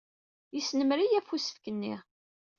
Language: Kabyle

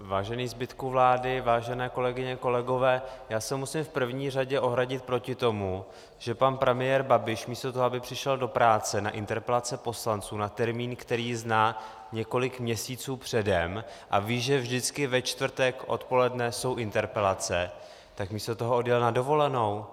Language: Czech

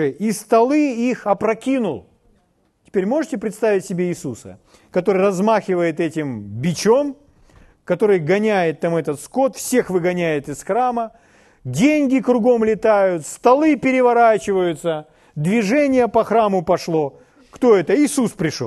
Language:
Russian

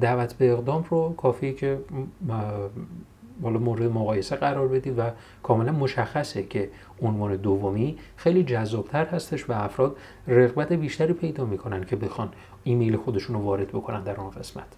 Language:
Persian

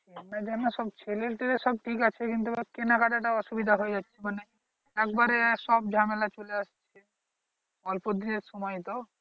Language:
Bangla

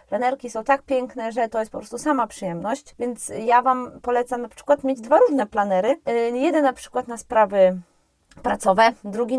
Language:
Polish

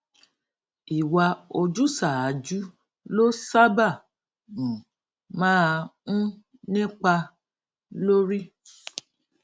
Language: Yoruba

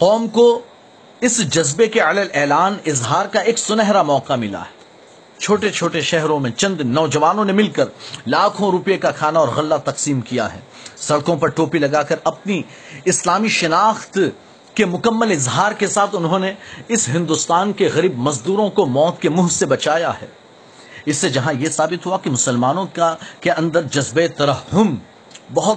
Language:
Urdu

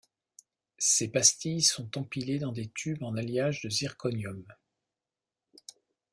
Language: French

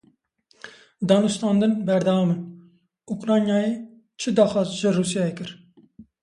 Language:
Kurdish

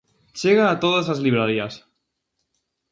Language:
Galician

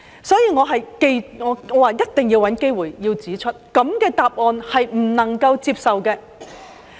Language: Cantonese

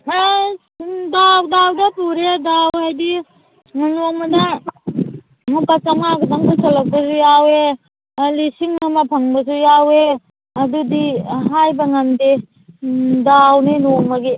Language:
Manipuri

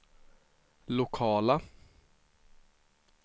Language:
Swedish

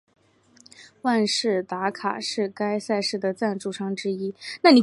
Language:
Chinese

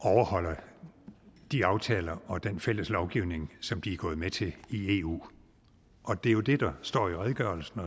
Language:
Danish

